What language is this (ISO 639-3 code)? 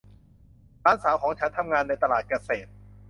tha